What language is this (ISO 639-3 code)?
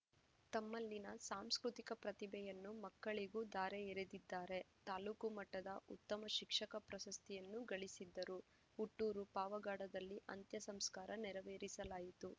kan